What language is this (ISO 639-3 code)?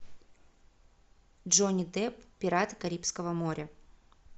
rus